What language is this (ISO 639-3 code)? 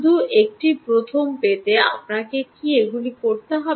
ben